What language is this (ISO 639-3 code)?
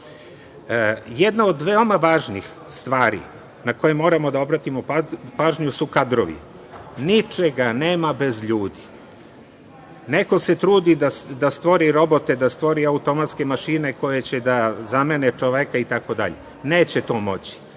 srp